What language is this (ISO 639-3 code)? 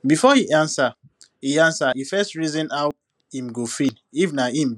pcm